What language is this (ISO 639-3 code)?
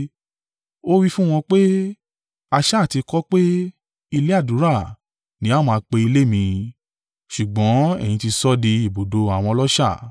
yor